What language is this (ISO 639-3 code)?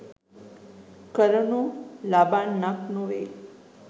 sin